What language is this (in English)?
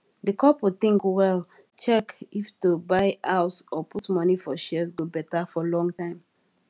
Nigerian Pidgin